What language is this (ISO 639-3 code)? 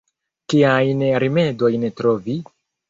epo